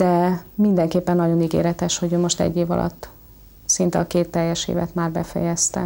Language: Hungarian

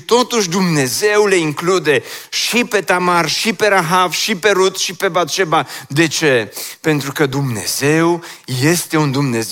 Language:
Romanian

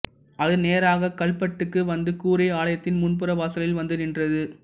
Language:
Tamil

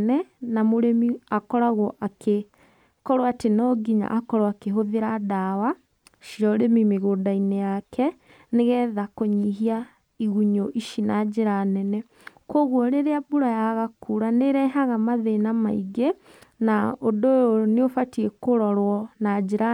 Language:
Kikuyu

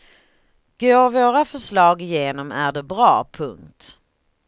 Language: Swedish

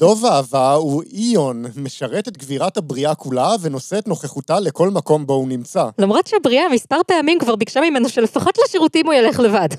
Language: Hebrew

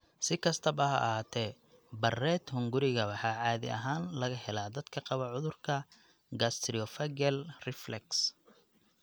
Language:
Somali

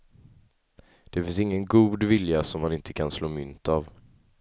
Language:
Swedish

